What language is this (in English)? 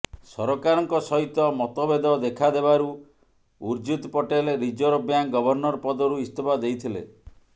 Odia